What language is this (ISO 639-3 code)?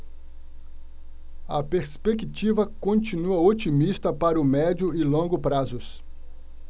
por